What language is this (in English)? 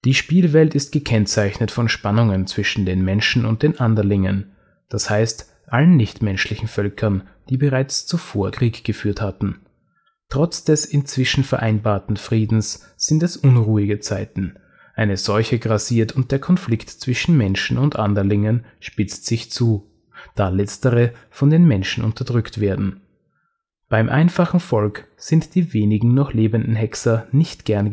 German